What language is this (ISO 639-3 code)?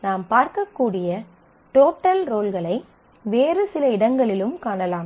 tam